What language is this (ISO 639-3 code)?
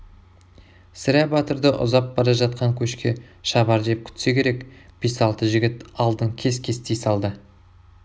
kaz